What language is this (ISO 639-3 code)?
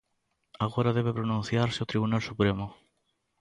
glg